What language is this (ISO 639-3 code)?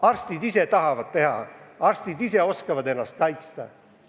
est